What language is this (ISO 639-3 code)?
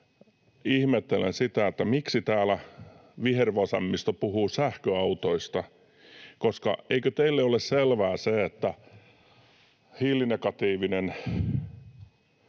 fin